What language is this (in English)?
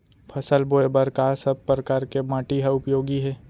Chhattisgarhi